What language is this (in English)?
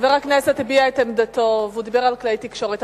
Hebrew